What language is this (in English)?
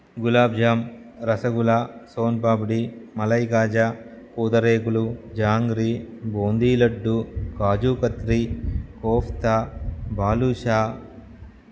Telugu